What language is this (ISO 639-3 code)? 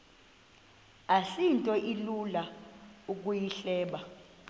xho